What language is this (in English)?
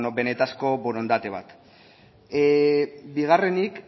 Basque